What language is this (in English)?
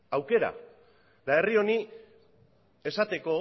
Basque